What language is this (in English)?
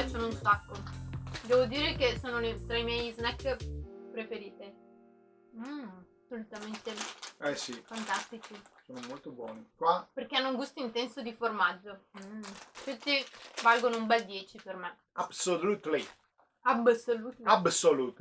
Italian